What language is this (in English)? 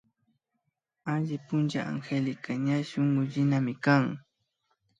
Imbabura Highland Quichua